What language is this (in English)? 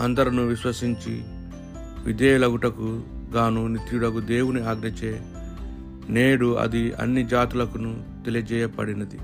Telugu